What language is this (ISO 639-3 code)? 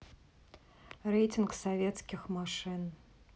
rus